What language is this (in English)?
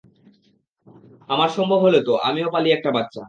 Bangla